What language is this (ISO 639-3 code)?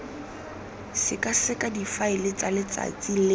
tsn